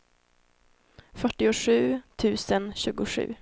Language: Swedish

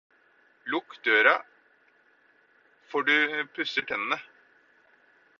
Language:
Norwegian Bokmål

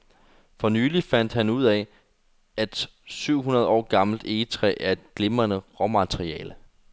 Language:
Danish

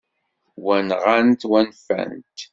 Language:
Kabyle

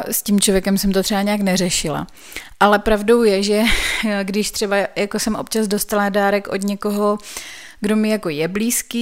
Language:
Czech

